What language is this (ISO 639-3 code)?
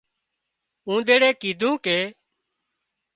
kxp